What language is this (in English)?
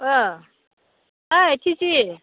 Bodo